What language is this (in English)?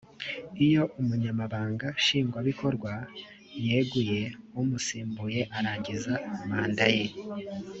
Kinyarwanda